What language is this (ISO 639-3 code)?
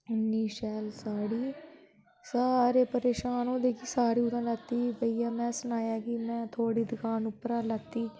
doi